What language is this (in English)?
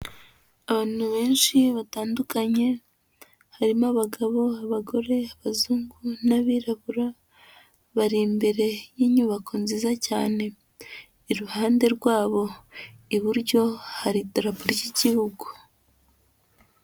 Kinyarwanda